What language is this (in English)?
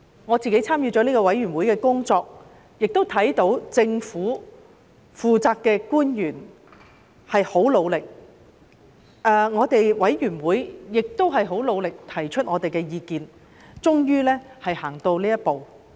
Cantonese